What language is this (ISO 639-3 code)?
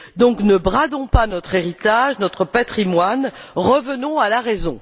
fra